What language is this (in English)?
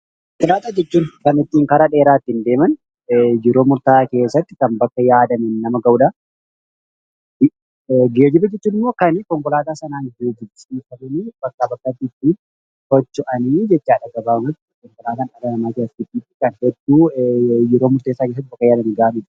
Oromo